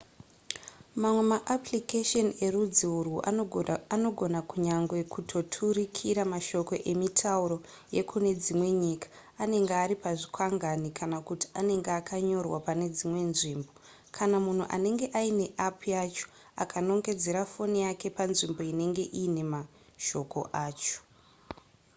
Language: Shona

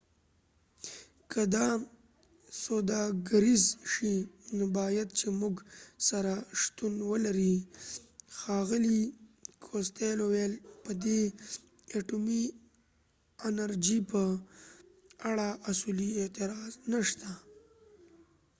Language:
Pashto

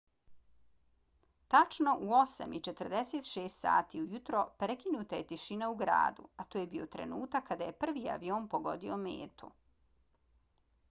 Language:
Bosnian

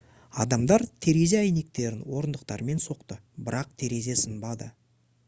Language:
Kazakh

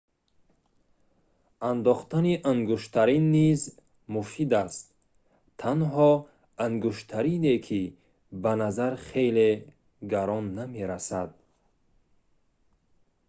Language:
Tajik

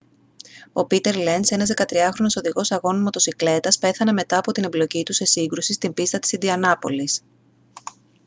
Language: Greek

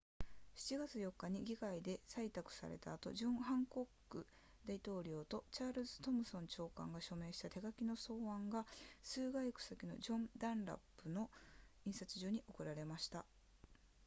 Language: Japanese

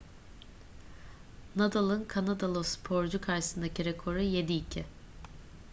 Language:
Turkish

